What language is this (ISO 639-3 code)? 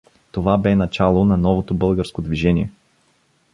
bul